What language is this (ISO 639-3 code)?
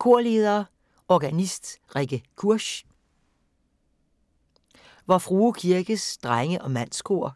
dan